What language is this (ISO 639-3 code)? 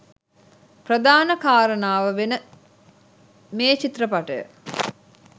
sin